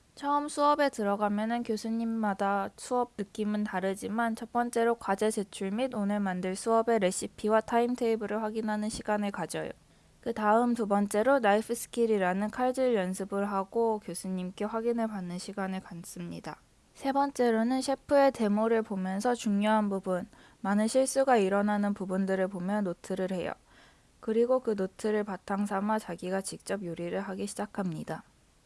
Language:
Korean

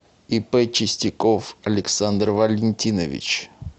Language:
Russian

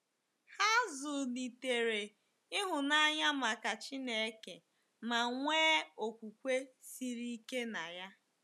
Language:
Igbo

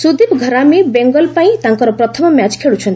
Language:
Odia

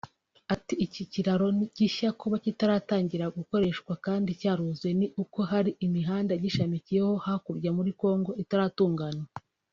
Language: Kinyarwanda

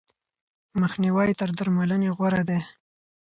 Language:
Pashto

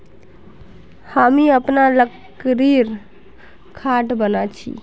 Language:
Magahi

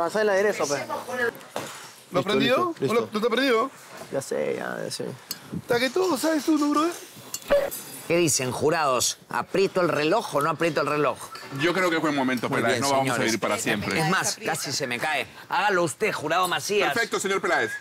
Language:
Spanish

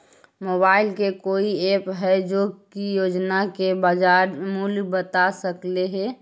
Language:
Magahi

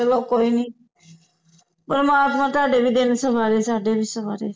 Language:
Punjabi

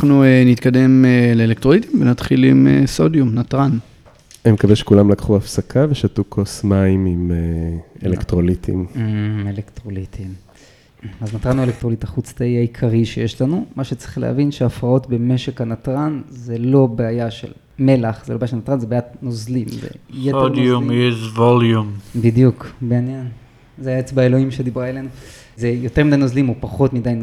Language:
Hebrew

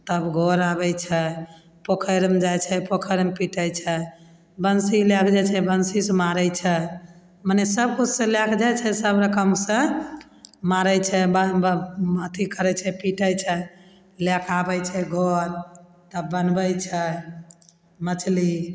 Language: Maithili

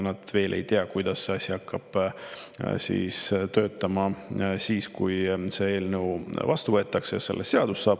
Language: Estonian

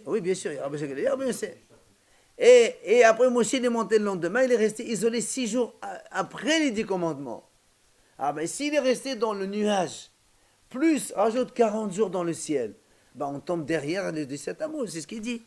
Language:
French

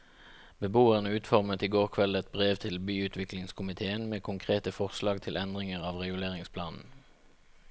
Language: Norwegian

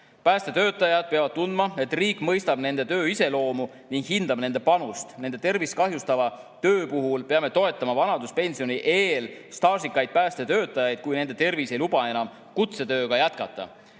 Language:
Estonian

